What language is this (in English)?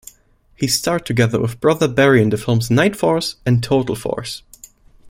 English